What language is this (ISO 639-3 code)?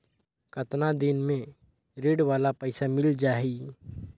hne